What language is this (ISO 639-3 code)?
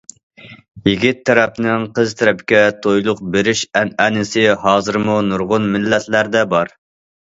uig